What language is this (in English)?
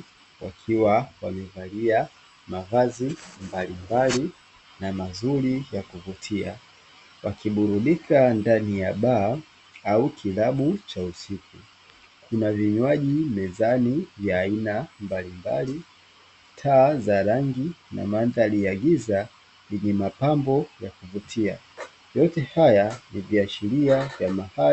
Swahili